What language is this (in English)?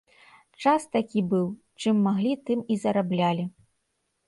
Belarusian